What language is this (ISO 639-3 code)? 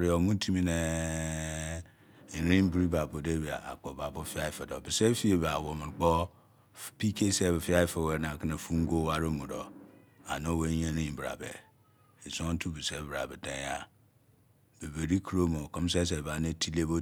ijc